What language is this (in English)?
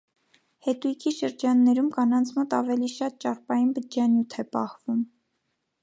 Armenian